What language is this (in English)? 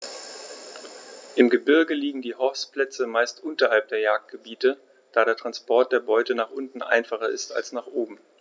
German